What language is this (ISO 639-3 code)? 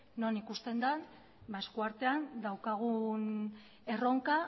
eus